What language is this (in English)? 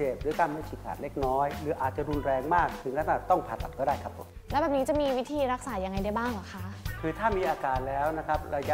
Thai